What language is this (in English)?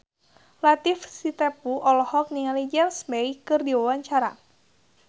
Sundanese